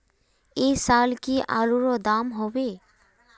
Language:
Magahi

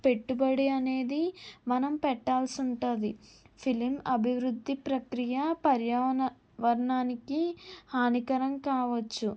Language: Telugu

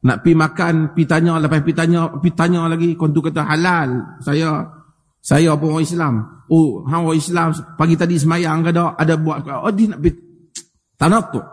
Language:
Malay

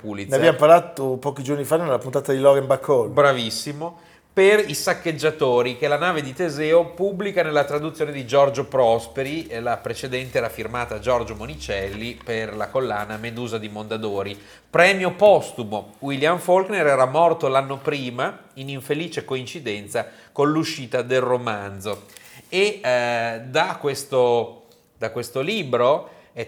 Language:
Italian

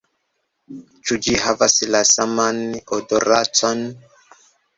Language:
Esperanto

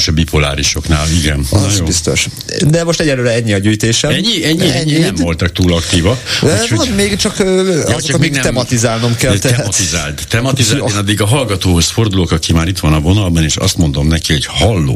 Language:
Hungarian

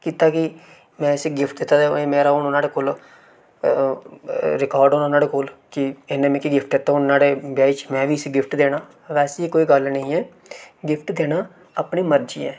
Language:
Dogri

